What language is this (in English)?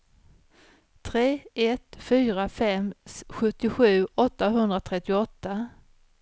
Swedish